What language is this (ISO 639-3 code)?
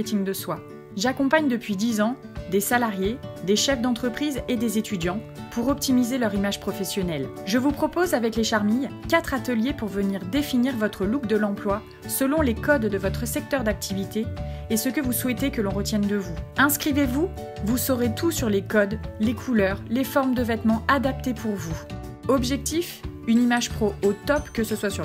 fra